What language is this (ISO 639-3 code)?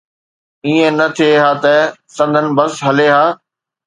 snd